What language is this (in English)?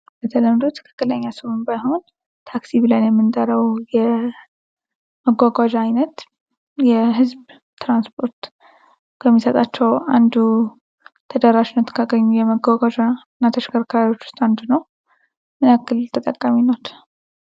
Amharic